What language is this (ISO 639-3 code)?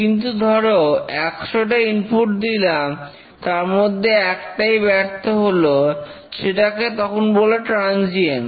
ben